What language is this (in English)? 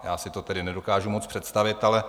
Czech